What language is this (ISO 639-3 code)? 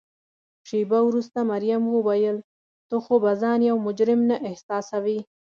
pus